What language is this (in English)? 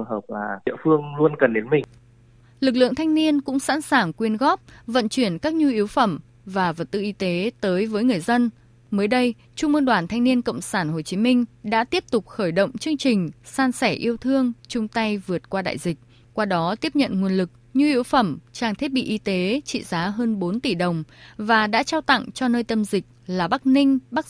Vietnamese